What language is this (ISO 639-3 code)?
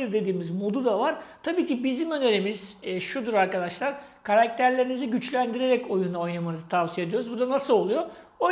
tur